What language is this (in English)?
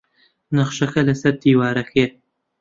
Central Kurdish